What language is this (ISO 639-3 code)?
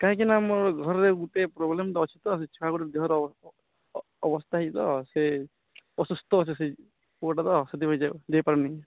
ori